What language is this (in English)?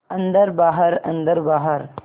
Hindi